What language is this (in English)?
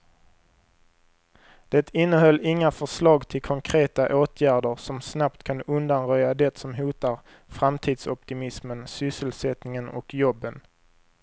Swedish